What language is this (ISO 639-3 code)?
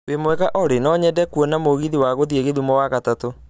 kik